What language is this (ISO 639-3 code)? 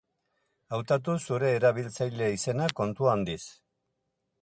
eus